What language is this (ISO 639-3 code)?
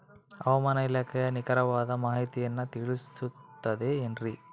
kan